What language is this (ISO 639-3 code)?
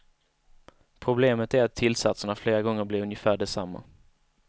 swe